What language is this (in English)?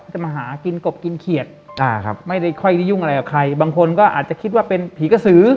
Thai